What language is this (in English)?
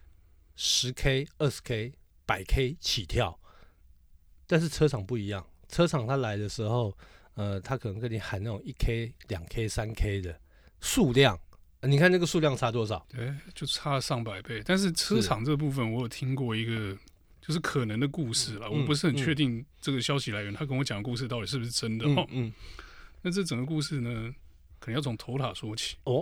Chinese